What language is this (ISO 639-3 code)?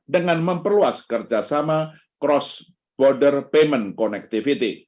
ind